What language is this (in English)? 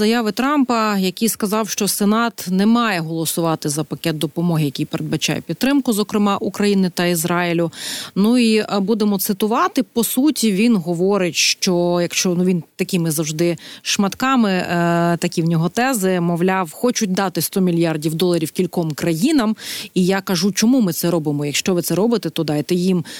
Ukrainian